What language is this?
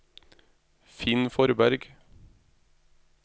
Norwegian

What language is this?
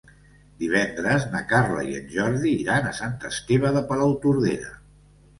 Catalan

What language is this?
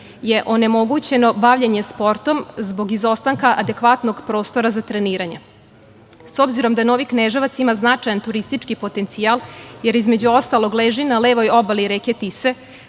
Serbian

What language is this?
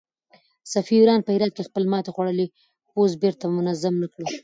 Pashto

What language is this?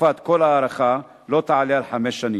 Hebrew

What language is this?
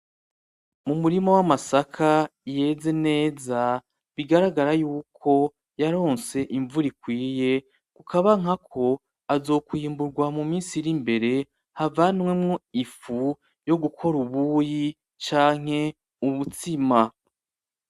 Rundi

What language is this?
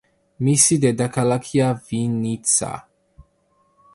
Georgian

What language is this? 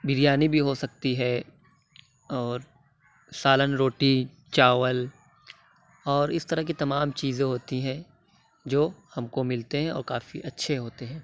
Urdu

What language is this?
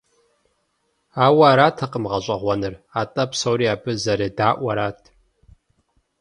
Kabardian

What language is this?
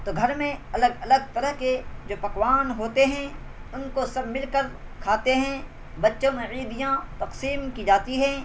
Urdu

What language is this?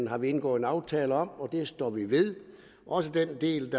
Danish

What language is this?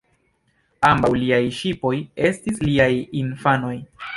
Esperanto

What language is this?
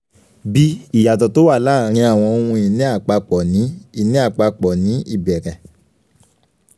Yoruba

